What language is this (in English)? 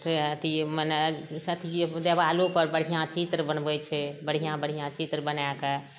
Maithili